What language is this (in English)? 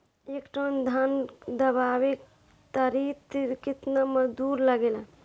Bhojpuri